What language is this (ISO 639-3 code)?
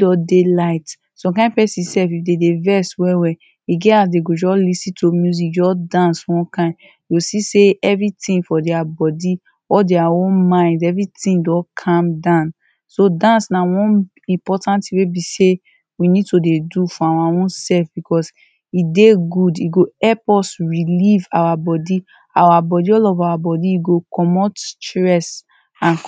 pcm